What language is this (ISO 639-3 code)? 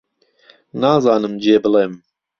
ckb